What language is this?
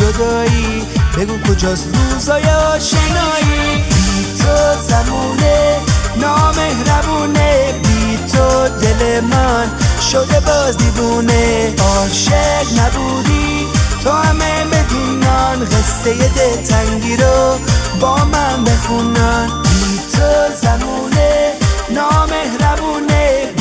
Persian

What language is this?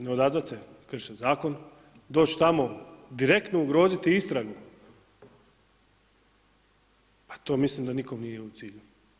Croatian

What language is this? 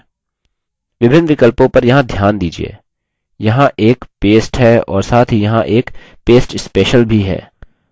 Hindi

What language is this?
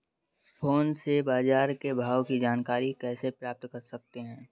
Hindi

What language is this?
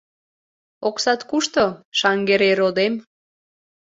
Mari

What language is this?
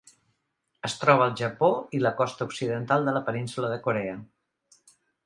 Catalan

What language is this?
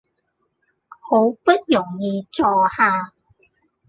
Cantonese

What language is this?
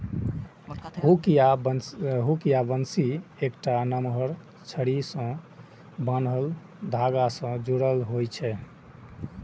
Maithili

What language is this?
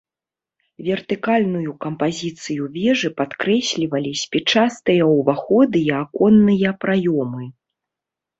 Belarusian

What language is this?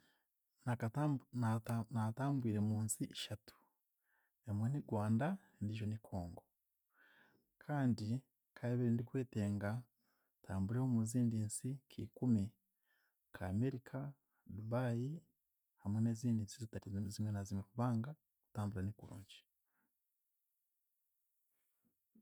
Chiga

